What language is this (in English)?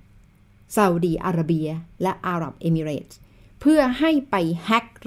Thai